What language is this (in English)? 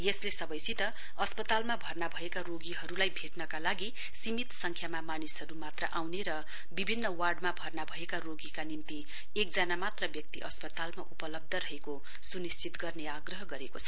Nepali